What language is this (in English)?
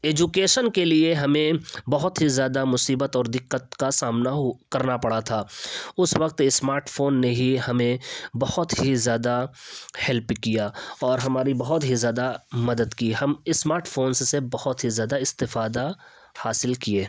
Urdu